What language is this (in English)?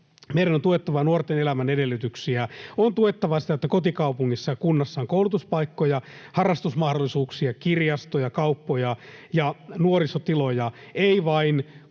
Finnish